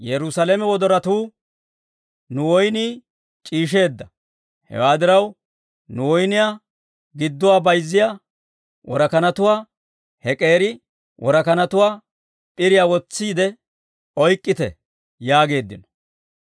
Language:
Dawro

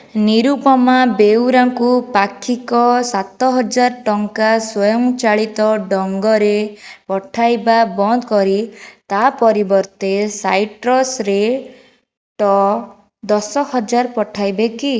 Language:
Odia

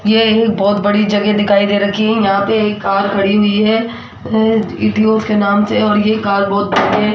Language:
Hindi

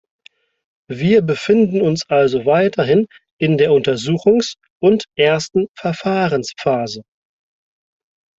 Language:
German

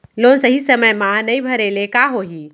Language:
Chhattisgarhi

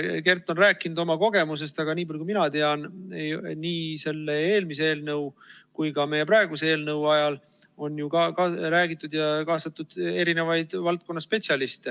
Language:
Estonian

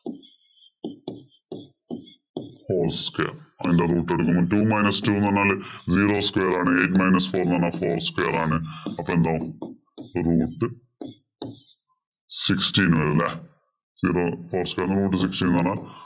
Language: Malayalam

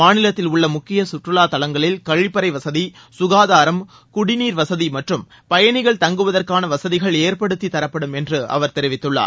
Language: Tamil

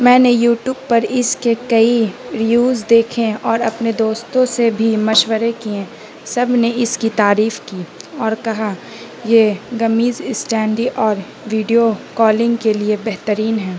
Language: Urdu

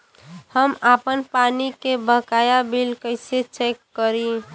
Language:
Bhojpuri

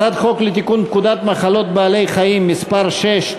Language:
Hebrew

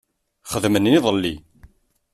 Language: Kabyle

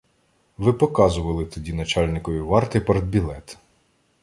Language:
Ukrainian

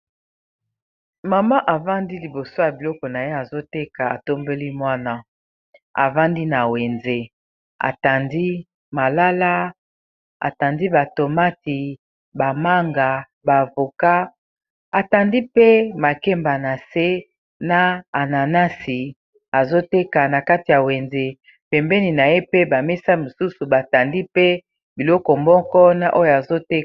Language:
Lingala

